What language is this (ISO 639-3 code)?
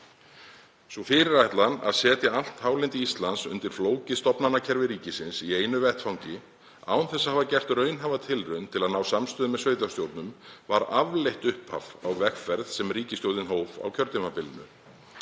isl